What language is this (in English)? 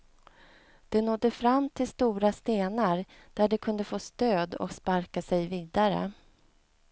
Swedish